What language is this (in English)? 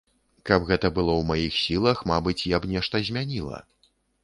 Belarusian